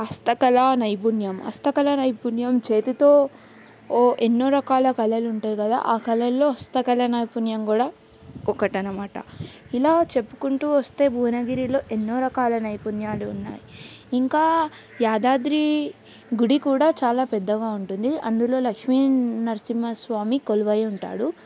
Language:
Telugu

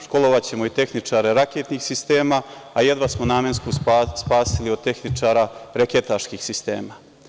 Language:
Serbian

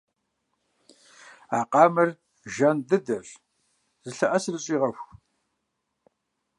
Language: Kabardian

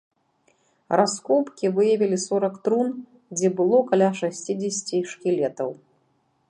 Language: Belarusian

